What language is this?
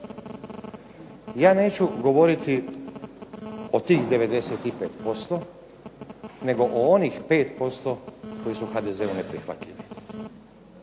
Croatian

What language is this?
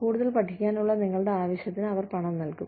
Malayalam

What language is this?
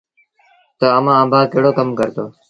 Sindhi Bhil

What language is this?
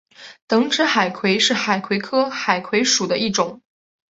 Chinese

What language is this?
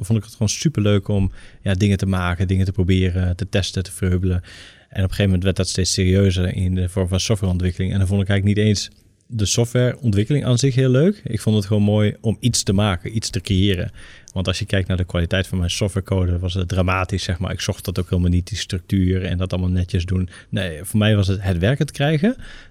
Dutch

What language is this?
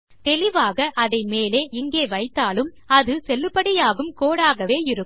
Tamil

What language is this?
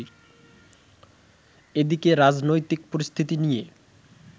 Bangla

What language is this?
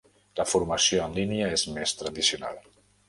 Catalan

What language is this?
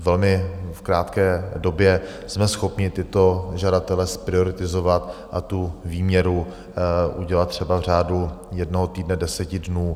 Czech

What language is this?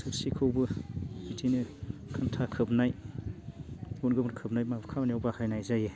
Bodo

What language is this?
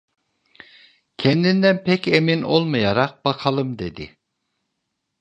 Turkish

